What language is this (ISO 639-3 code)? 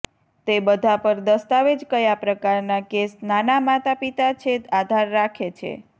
guj